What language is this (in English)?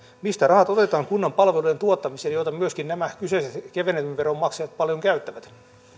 Finnish